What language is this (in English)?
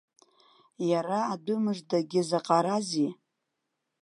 Abkhazian